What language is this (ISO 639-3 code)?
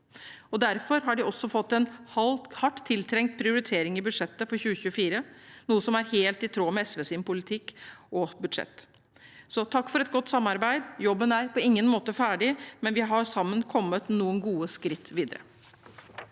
nor